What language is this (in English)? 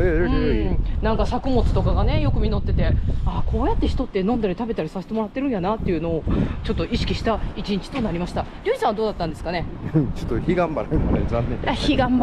Japanese